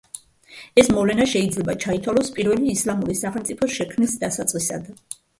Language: Georgian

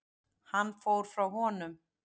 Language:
Icelandic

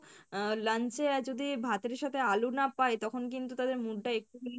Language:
Bangla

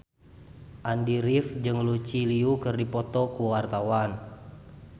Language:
Sundanese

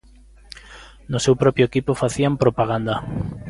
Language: Galician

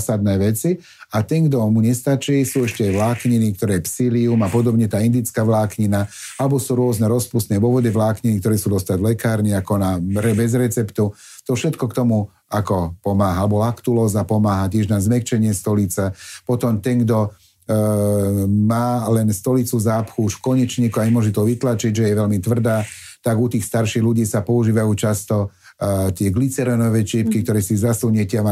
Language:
Slovak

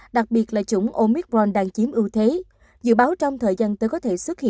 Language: Vietnamese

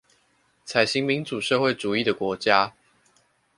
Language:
Chinese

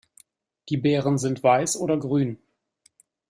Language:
German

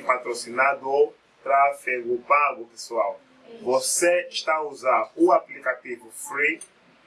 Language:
Portuguese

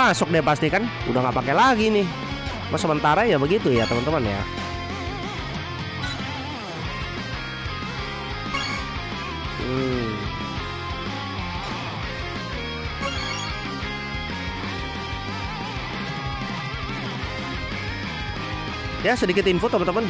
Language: Indonesian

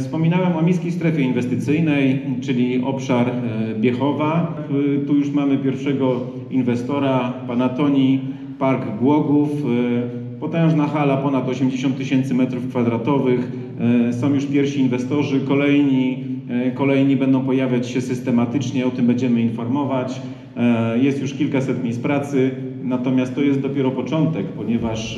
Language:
Polish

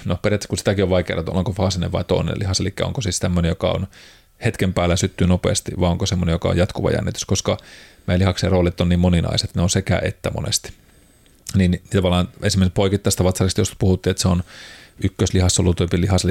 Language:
Finnish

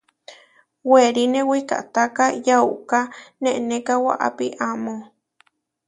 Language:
Huarijio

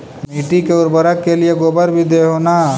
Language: Magahi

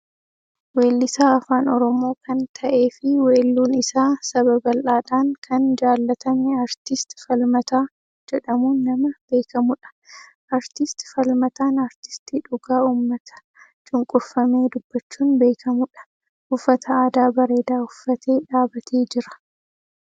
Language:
Oromo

